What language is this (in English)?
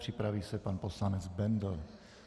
Czech